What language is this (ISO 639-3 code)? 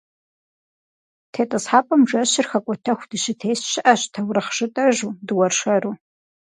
kbd